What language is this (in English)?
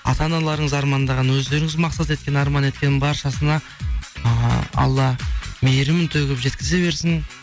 Kazakh